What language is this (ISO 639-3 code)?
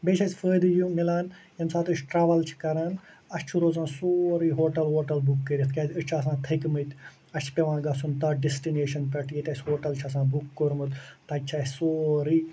kas